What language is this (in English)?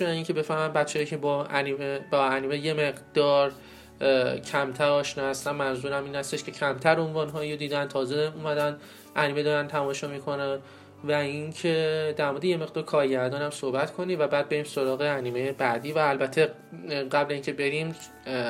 Persian